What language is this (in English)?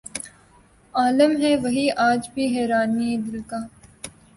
Urdu